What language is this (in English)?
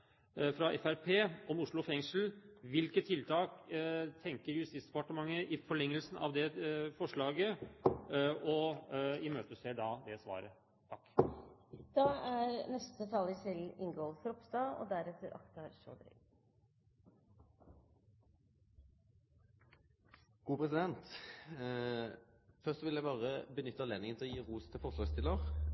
Norwegian